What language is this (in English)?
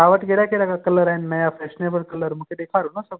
Sindhi